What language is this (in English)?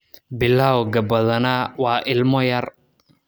Somali